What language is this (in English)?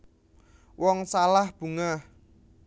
Javanese